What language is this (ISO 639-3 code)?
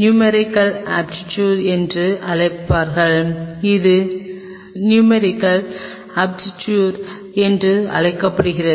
tam